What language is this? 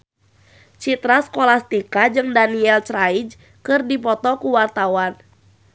Sundanese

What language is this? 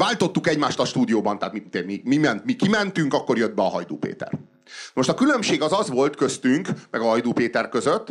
Hungarian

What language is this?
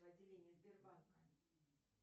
Russian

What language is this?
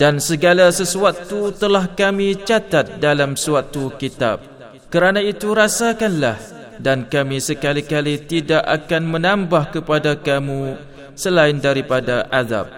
Malay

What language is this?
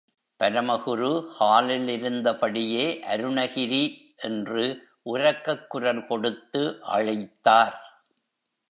Tamil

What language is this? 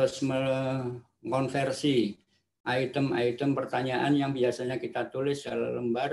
Indonesian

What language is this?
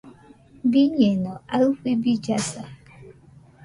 Nüpode Huitoto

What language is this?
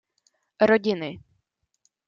Czech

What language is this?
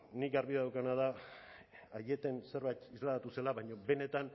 Basque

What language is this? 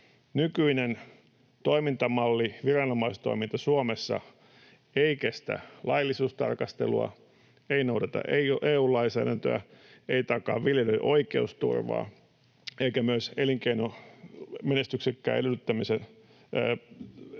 Finnish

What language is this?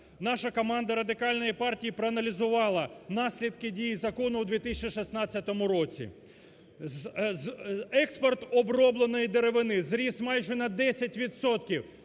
Ukrainian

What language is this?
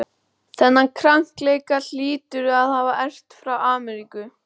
Icelandic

